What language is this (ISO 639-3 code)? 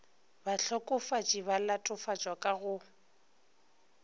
nso